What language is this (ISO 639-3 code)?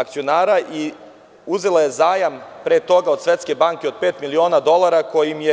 srp